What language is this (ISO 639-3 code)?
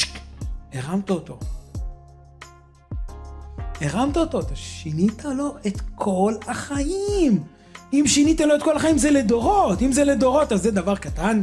heb